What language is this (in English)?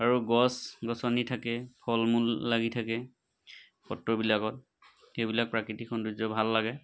Assamese